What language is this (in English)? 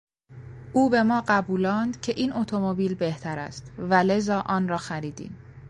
Persian